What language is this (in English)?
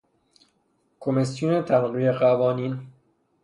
Persian